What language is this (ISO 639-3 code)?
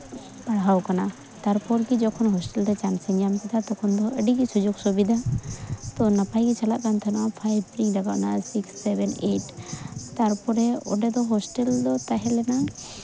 sat